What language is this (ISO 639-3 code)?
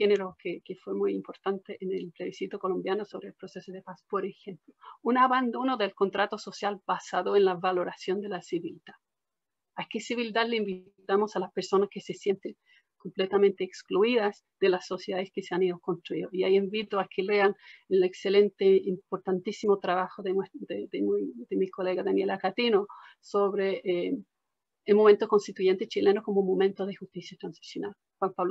spa